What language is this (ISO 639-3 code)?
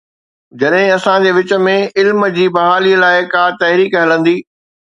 snd